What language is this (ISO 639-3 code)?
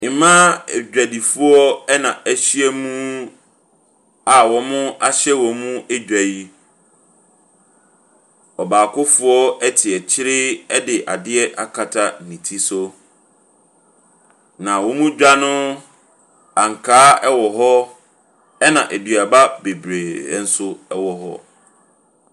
aka